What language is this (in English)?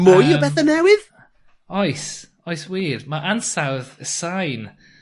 Welsh